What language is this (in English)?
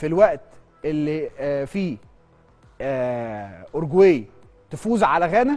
Arabic